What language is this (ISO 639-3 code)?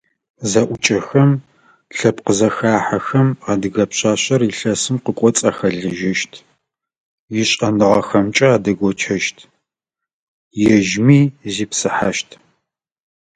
ady